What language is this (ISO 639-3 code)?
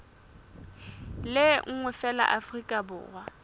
sot